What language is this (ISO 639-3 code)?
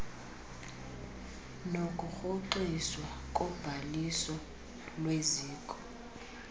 xho